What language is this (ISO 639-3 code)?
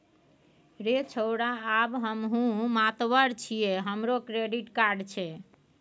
mai